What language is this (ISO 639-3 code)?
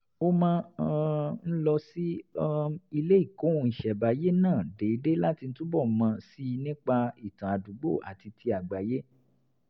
yor